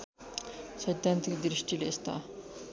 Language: Nepali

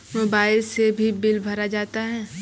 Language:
Maithili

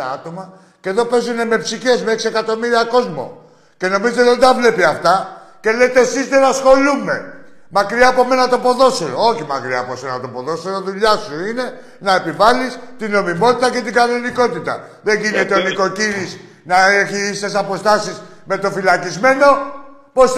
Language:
Greek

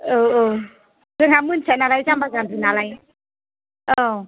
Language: Bodo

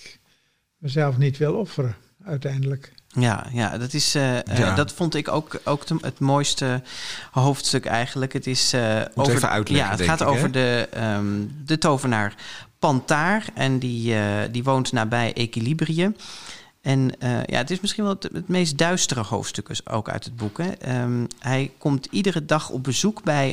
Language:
Dutch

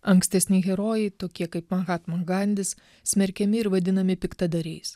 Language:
Lithuanian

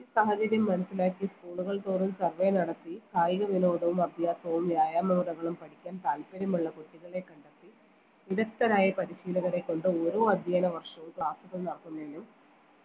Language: Malayalam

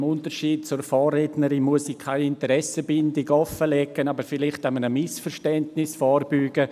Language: Swiss German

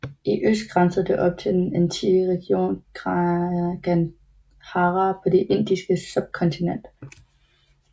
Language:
Danish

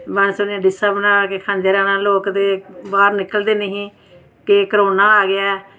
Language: Dogri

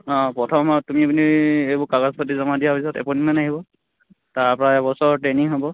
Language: Assamese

